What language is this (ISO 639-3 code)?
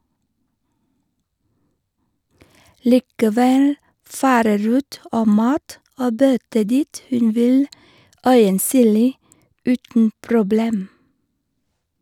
nor